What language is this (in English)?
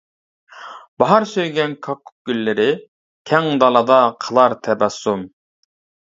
Uyghur